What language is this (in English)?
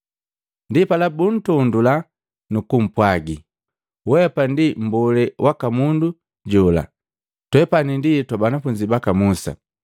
Matengo